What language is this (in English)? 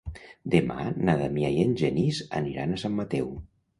Catalan